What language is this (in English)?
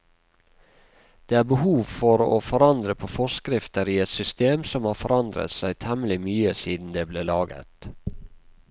Norwegian